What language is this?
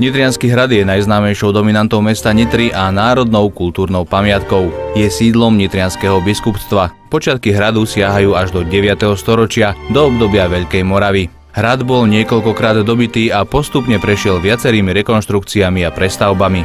Slovak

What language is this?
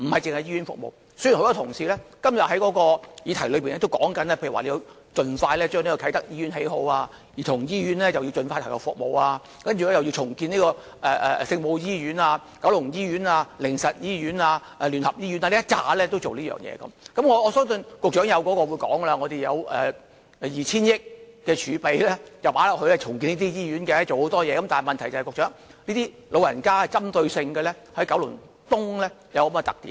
Cantonese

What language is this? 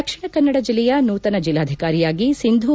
Kannada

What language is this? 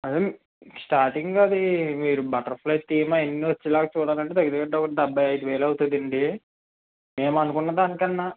Telugu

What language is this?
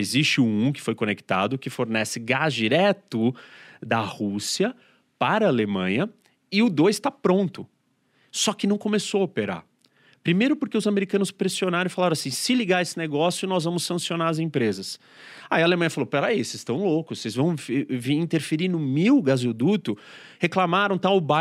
Portuguese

